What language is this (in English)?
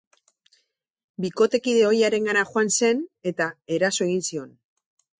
Basque